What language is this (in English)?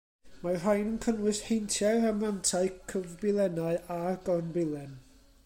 Welsh